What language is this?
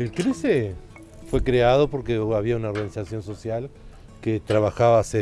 Spanish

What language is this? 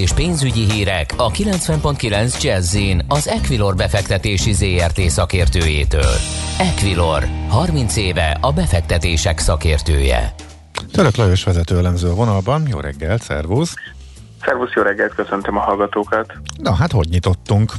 Hungarian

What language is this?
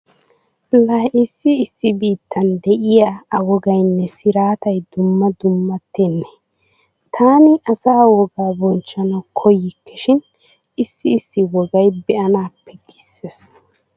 Wolaytta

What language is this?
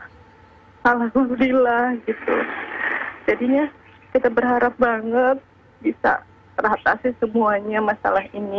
Indonesian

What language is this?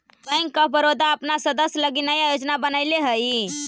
Magahi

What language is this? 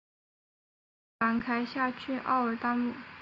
Chinese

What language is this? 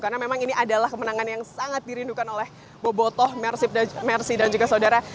Indonesian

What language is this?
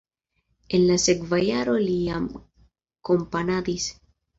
Esperanto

